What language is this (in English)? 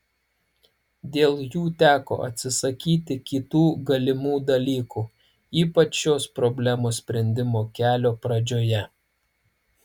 Lithuanian